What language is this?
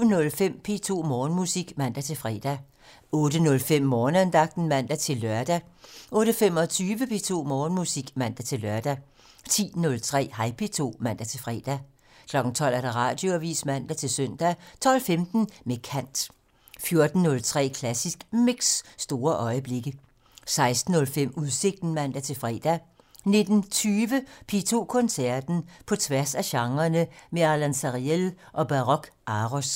Danish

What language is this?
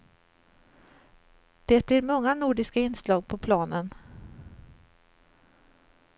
Swedish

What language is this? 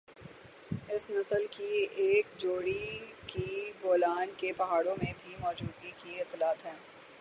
Urdu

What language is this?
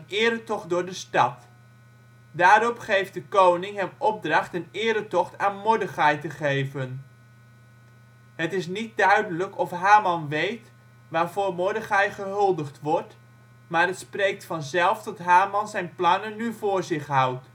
Dutch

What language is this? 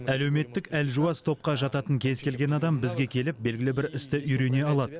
Kazakh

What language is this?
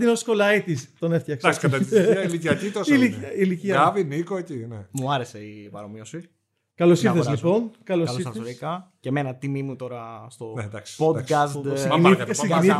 Greek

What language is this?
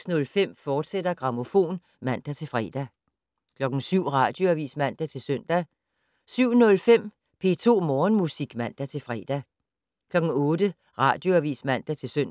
Danish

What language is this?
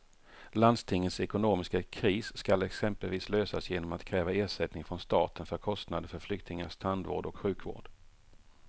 Swedish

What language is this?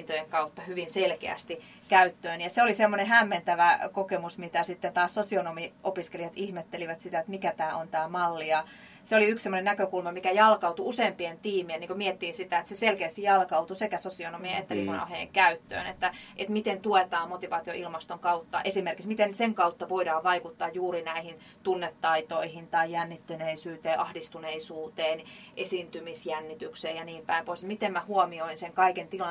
Finnish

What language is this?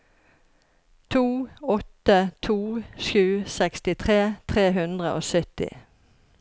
Norwegian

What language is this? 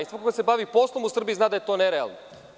Serbian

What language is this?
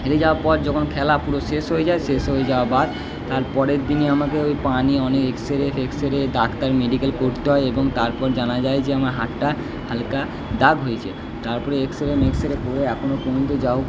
Bangla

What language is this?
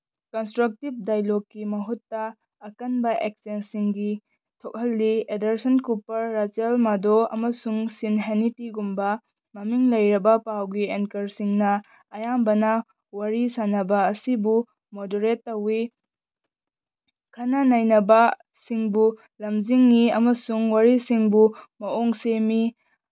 Manipuri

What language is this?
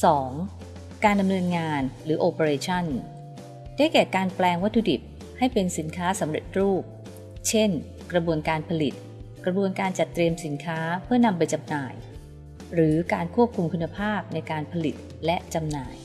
Thai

